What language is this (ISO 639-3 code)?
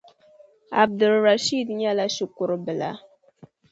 dag